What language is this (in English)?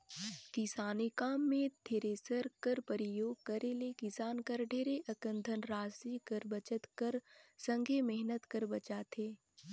Chhattisgarhi